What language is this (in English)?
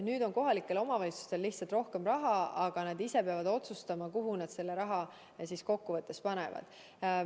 Estonian